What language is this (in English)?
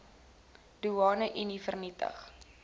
Afrikaans